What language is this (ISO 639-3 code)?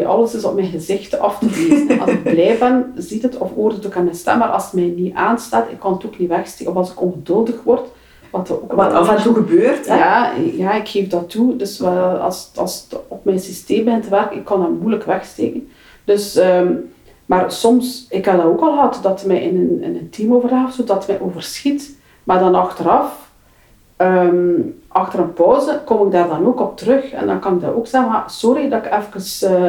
nld